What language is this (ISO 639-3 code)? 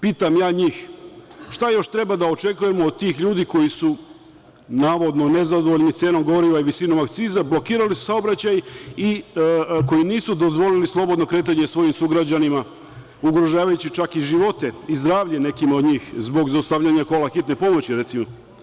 srp